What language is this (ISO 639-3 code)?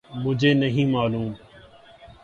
urd